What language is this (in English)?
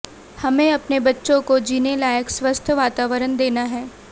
Hindi